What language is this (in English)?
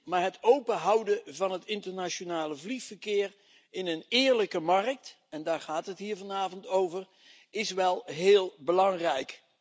Dutch